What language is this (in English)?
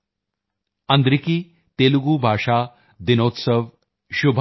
Punjabi